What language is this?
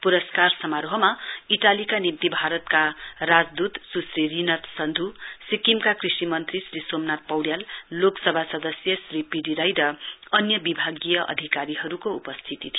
Nepali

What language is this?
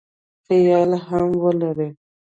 Pashto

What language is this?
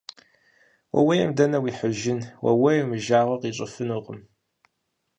Kabardian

